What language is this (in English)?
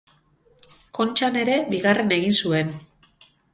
Basque